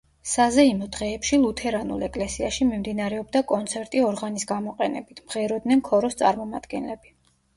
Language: Georgian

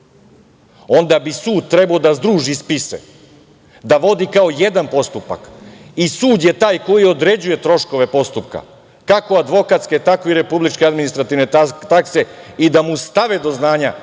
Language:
Serbian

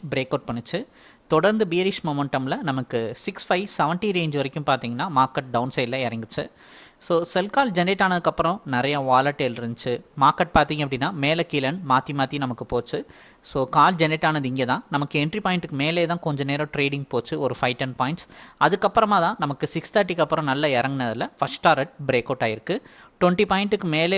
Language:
Tamil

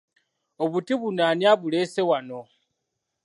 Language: Ganda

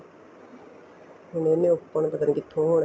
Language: Punjabi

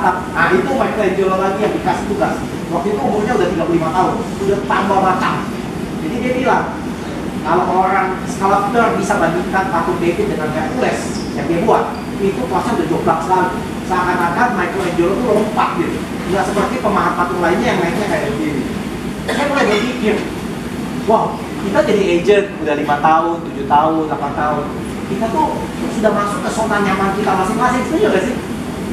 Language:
Indonesian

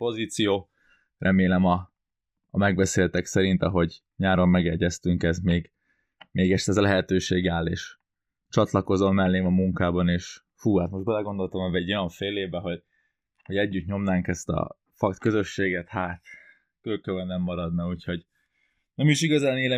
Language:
Hungarian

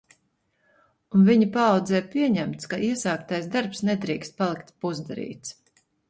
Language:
Latvian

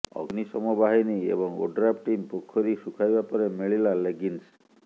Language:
Odia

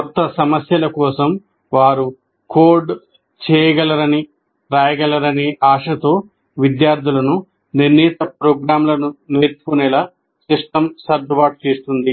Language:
Telugu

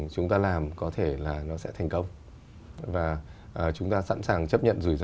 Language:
Vietnamese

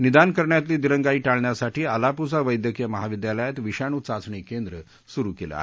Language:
Marathi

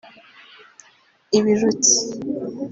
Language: Kinyarwanda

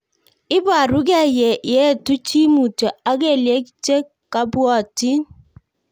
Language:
Kalenjin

